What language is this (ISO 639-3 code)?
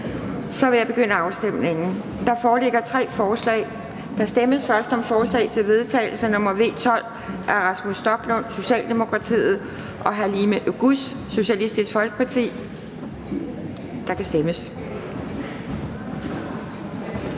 dan